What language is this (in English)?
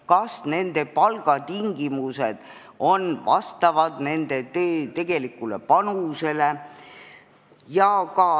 Estonian